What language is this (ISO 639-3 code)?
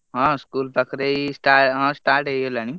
ori